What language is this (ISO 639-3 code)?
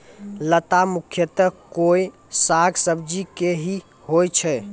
mai